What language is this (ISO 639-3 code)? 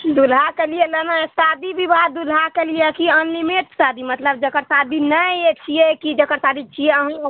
mai